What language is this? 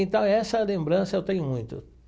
Portuguese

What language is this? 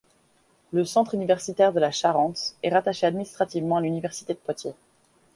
French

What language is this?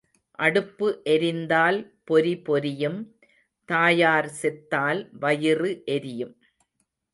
Tamil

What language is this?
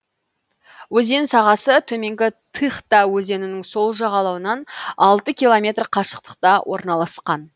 Kazakh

